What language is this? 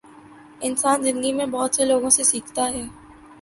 Urdu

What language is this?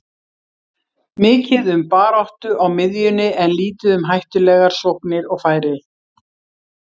Icelandic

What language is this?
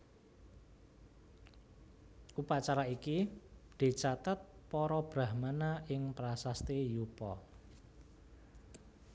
Javanese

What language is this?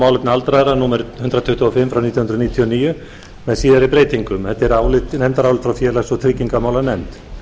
Icelandic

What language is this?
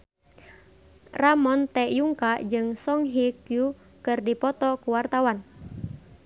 Sundanese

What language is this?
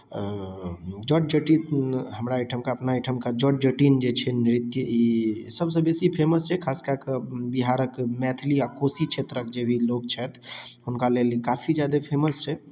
Maithili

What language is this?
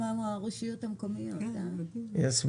Hebrew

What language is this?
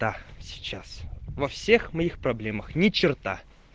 Russian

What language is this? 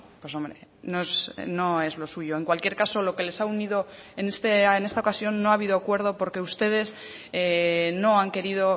Spanish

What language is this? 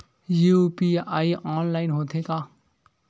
Chhattisgarhi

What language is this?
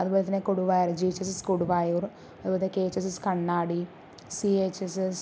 Malayalam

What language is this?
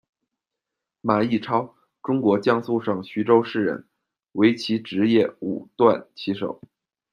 Chinese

